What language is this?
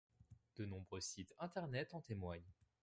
French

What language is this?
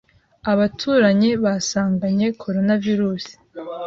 Kinyarwanda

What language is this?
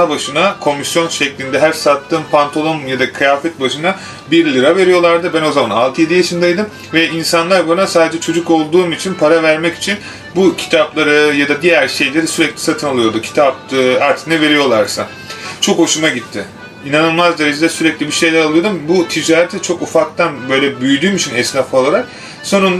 Turkish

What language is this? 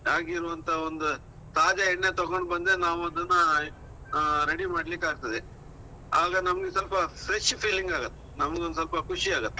Kannada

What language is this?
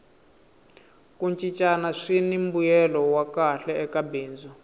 Tsonga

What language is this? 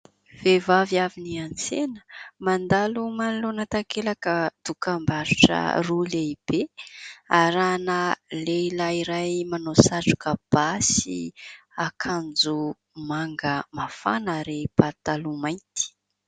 Malagasy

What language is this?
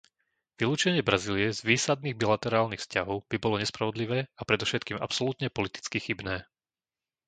Slovak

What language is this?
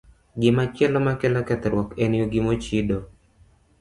Luo (Kenya and Tanzania)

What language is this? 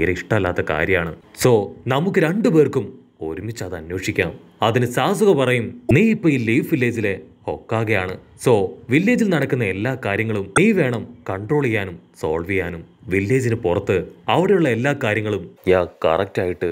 Malayalam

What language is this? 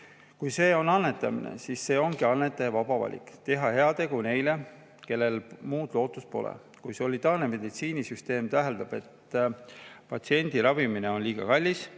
Estonian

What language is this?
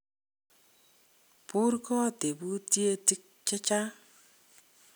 Kalenjin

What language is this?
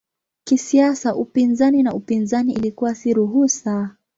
Swahili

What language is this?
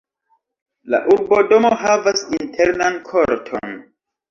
Esperanto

